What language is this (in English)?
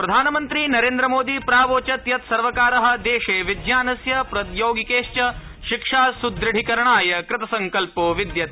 Sanskrit